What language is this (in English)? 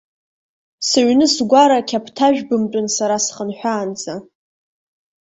Abkhazian